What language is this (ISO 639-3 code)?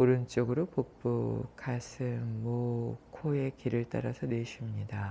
kor